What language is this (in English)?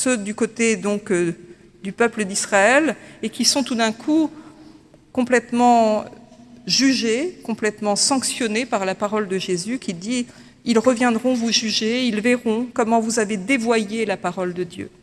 French